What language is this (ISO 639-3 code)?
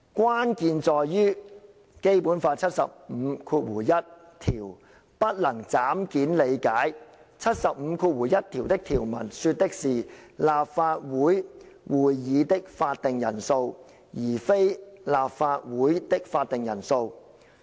yue